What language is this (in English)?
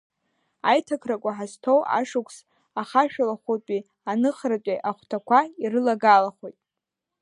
Abkhazian